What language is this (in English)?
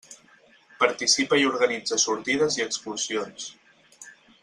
Catalan